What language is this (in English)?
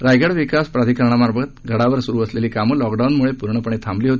Marathi